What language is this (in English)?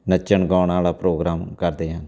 Punjabi